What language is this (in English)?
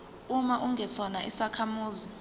Zulu